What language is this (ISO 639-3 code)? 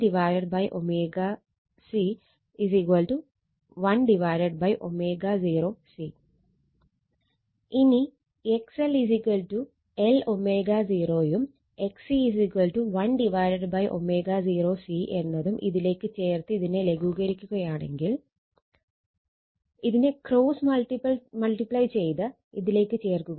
mal